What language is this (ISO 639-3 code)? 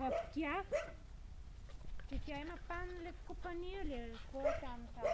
bul